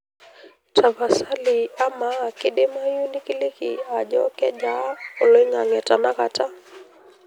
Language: Masai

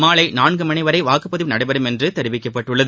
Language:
Tamil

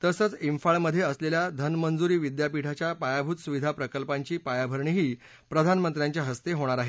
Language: Marathi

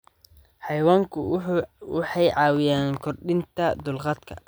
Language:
Somali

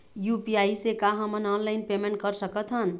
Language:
Chhattisgarhi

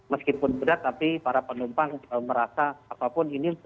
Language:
Indonesian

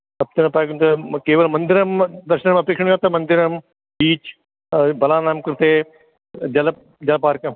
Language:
Sanskrit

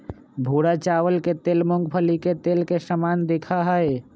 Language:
Magahi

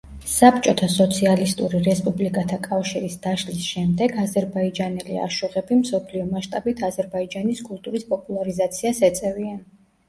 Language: Georgian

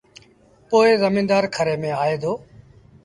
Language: Sindhi Bhil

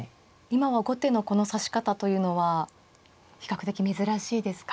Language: Japanese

